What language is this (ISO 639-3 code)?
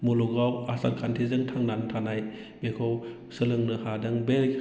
brx